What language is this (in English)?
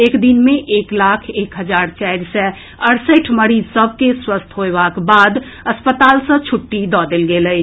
Maithili